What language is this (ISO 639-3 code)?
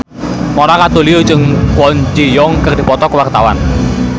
sun